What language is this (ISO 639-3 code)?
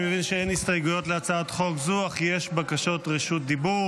heb